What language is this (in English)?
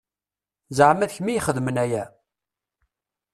Kabyle